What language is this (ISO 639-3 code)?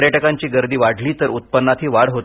mar